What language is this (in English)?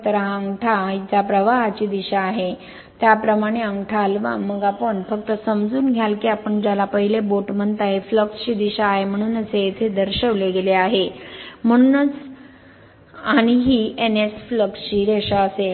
Marathi